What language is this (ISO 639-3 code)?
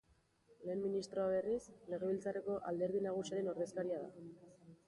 eus